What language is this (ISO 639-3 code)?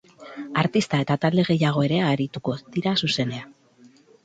eus